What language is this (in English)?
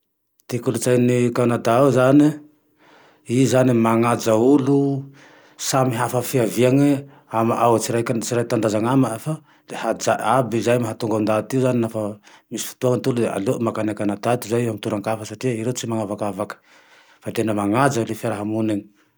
Tandroy-Mahafaly Malagasy